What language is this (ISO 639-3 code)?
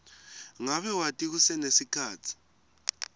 ssw